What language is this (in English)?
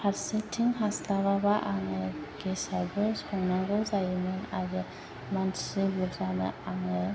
Bodo